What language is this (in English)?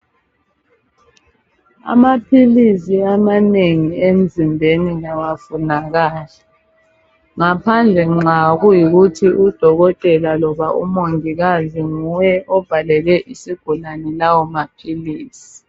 North Ndebele